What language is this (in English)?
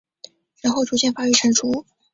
Chinese